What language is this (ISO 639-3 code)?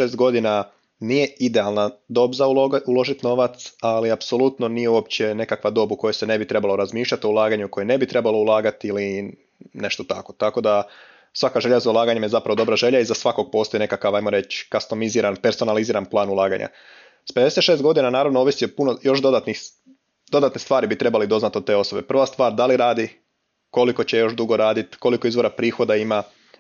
hrv